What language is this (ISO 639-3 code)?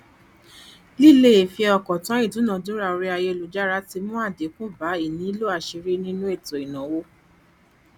yor